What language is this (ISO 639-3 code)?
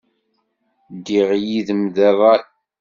kab